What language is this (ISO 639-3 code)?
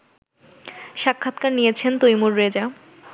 ben